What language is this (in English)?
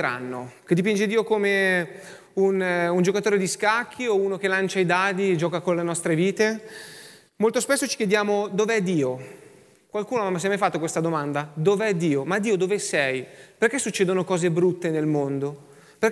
Italian